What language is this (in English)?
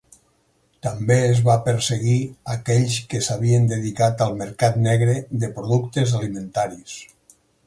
Catalan